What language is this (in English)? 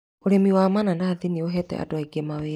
Kikuyu